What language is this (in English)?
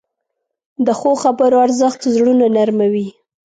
Pashto